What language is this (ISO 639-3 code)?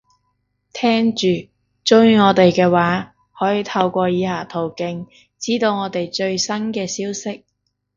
yue